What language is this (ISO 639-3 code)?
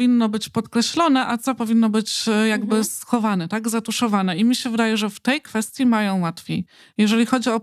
pol